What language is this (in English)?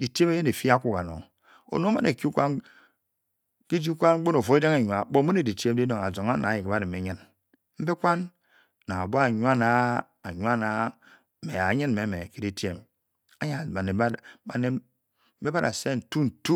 Bokyi